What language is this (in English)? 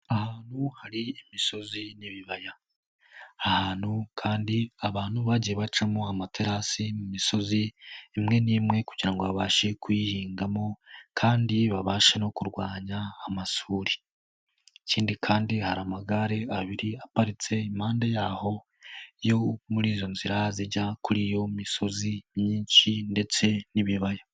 Kinyarwanda